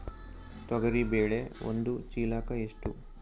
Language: Kannada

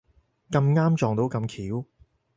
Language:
Cantonese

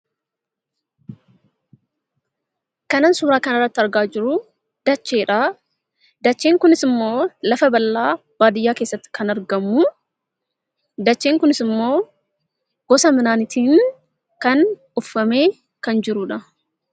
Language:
Oromo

